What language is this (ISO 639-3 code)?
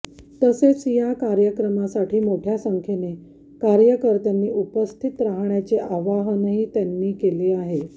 mar